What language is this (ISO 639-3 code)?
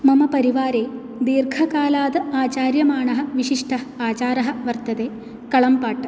san